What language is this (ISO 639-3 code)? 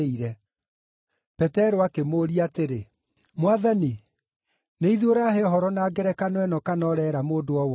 kik